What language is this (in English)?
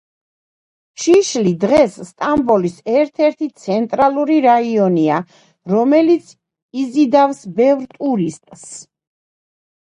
Georgian